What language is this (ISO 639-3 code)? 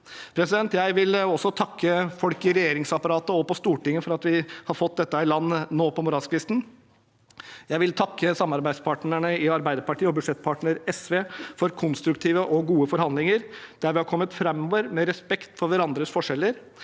nor